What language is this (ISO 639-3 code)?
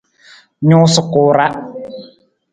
nmz